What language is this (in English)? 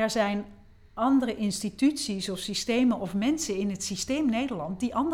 Dutch